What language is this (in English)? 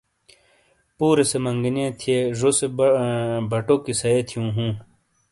Shina